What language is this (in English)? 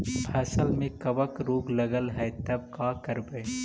Magahi